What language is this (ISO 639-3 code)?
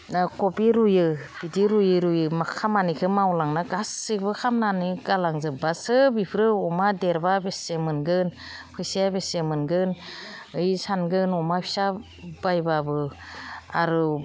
brx